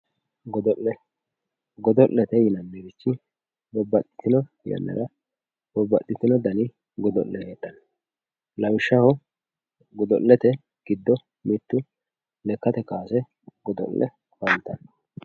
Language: Sidamo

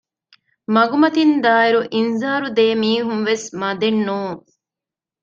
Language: Divehi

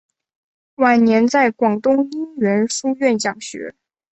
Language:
Chinese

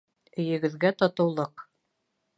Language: Bashkir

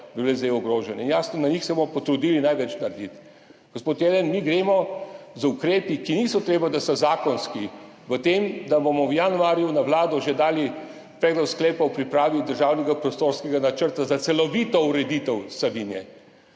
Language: Slovenian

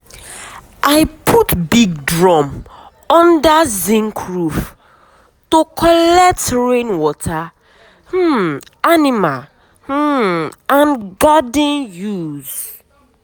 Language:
Nigerian Pidgin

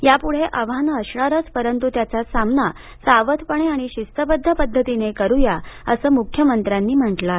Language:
Marathi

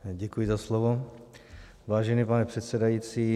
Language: Czech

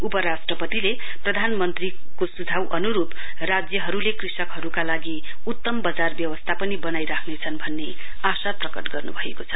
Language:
Nepali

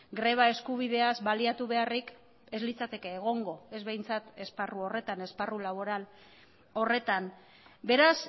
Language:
Basque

